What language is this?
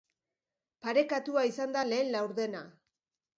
Basque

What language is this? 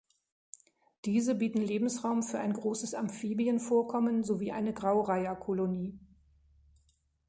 German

